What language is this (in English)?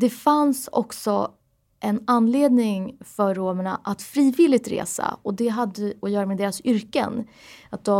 Swedish